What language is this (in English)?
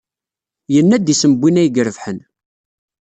Kabyle